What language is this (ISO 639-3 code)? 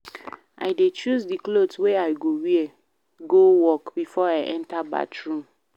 pcm